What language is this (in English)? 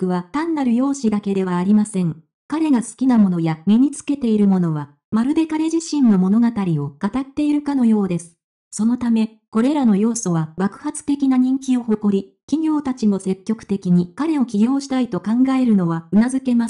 Japanese